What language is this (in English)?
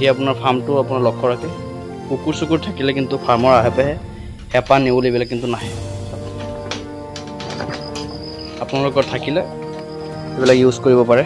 Hindi